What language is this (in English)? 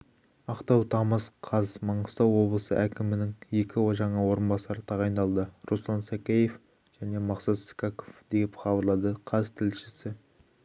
Kazakh